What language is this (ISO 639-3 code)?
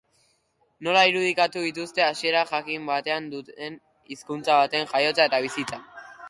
eus